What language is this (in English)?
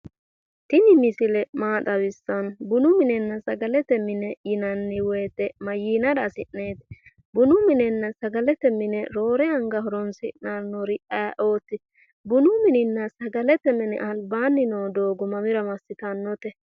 Sidamo